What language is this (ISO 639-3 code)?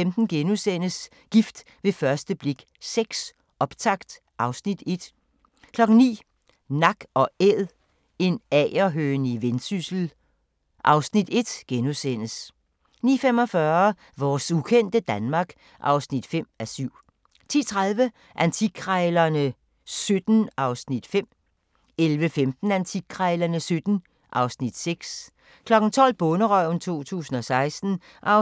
dan